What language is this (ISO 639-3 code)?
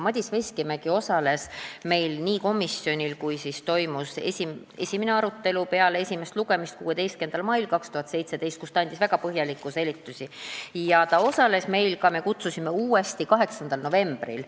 est